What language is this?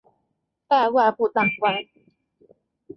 Chinese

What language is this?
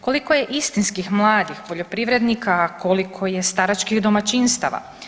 Croatian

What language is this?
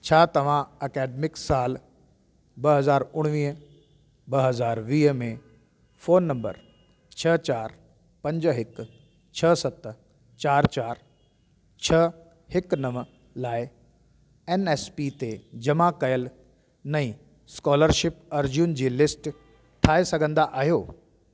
Sindhi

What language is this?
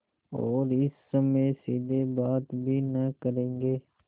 Hindi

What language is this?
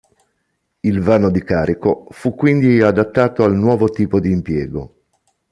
Italian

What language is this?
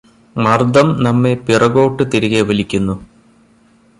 Malayalam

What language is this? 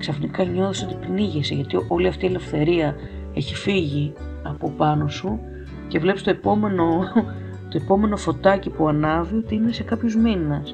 Greek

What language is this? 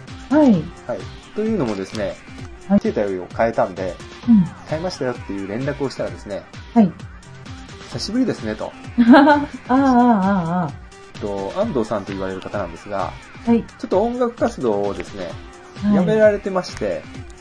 Japanese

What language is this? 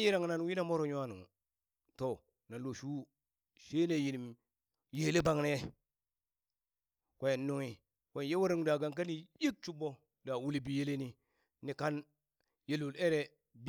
Burak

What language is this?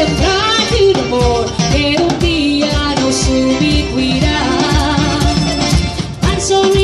Bulgarian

